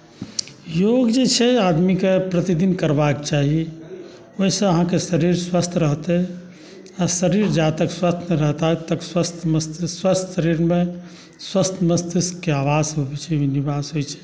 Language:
Maithili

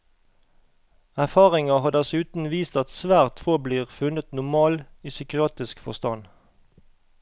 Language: Norwegian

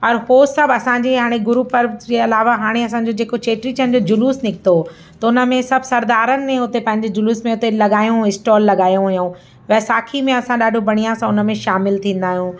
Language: Sindhi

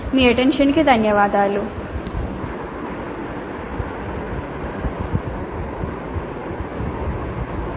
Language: Telugu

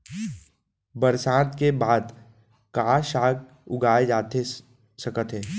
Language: Chhattisgarhi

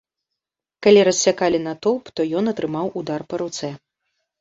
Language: Belarusian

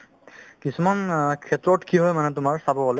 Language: Assamese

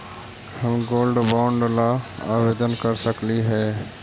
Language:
Magahi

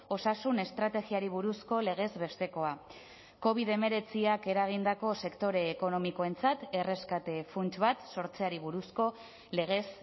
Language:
Basque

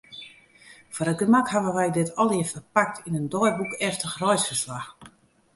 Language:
Western Frisian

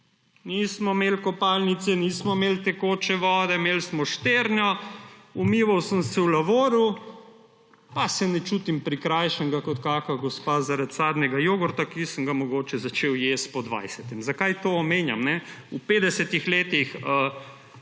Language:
Slovenian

